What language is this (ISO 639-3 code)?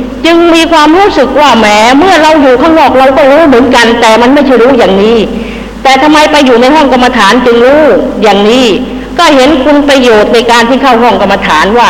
tha